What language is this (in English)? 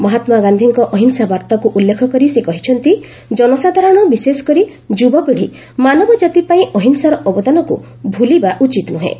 Odia